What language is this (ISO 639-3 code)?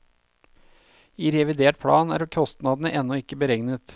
nor